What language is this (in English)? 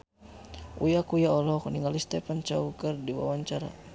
Sundanese